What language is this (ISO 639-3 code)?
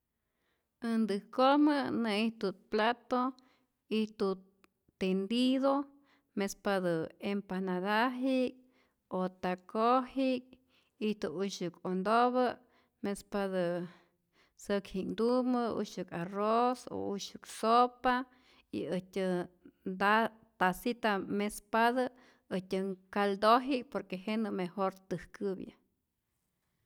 zor